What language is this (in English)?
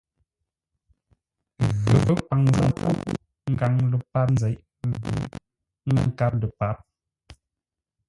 Ngombale